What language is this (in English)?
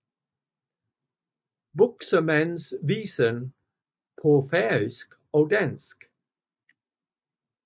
Danish